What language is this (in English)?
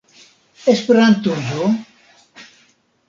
Esperanto